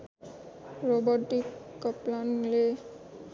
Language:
Nepali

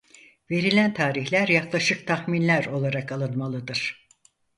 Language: Turkish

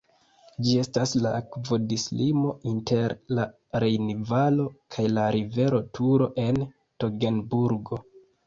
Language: Esperanto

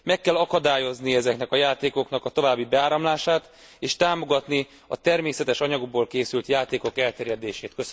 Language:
Hungarian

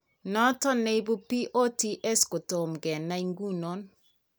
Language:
Kalenjin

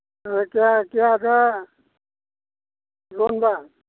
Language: Manipuri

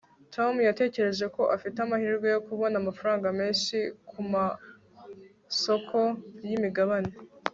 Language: Kinyarwanda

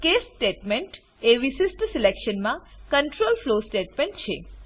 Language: Gujarati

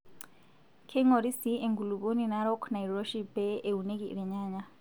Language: Masai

